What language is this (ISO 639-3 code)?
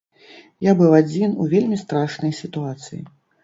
bel